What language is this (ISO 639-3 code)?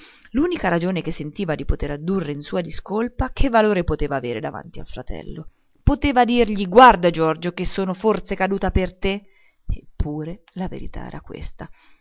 ita